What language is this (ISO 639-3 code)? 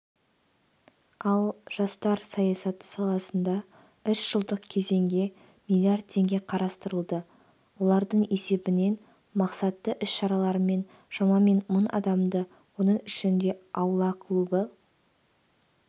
kaz